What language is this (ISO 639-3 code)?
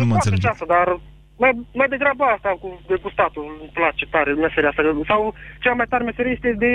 ron